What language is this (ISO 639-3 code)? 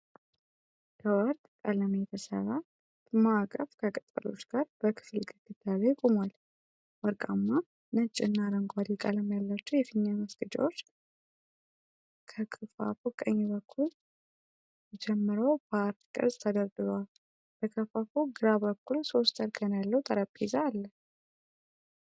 amh